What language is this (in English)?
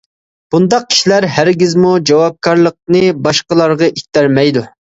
Uyghur